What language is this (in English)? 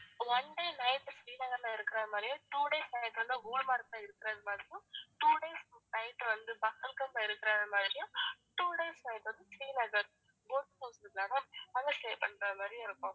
Tamil